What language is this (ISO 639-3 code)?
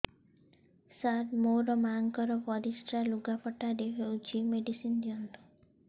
ori